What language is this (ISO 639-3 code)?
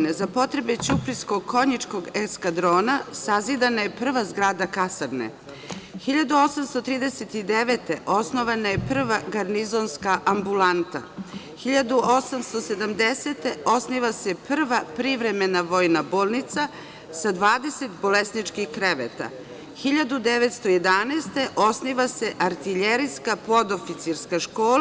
srp